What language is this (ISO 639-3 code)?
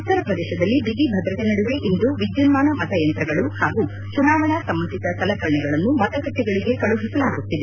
kan